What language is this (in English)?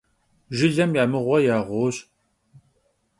Kabardian